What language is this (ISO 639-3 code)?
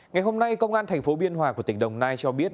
vie